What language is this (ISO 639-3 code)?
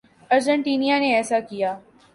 urd